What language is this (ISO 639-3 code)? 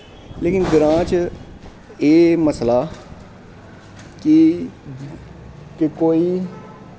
doi